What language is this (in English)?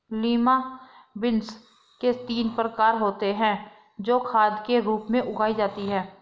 Hindi